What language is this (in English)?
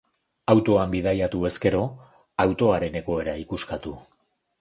Basque